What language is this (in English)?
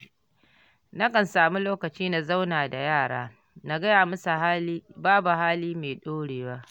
Hausa